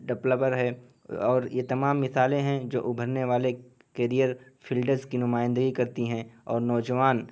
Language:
Urdu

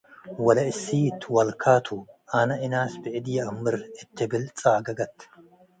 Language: Tigre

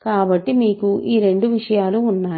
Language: Telugu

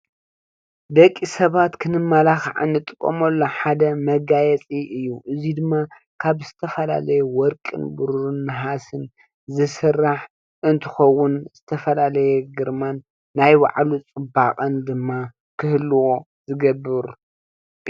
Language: Tigrinya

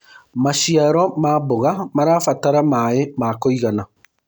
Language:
Kikuyu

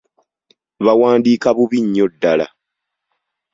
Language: Ganda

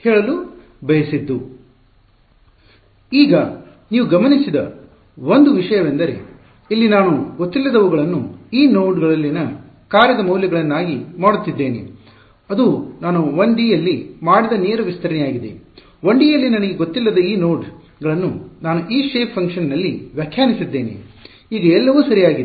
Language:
Kannada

